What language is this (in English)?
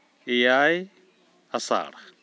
Santali